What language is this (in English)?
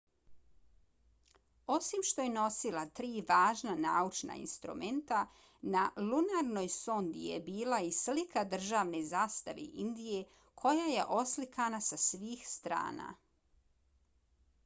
Bosnian